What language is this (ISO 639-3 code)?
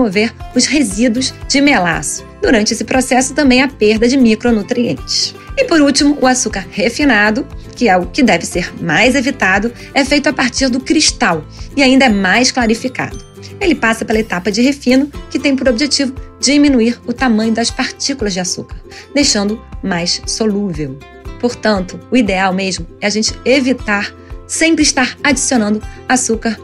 por